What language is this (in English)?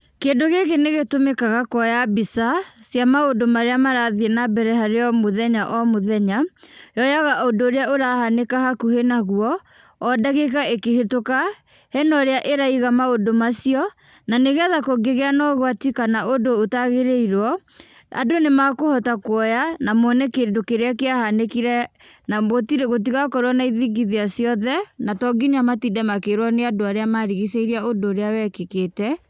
Kikuyu